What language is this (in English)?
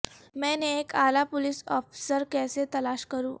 Urdu